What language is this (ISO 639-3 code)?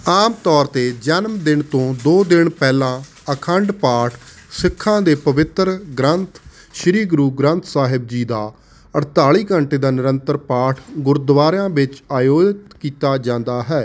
pan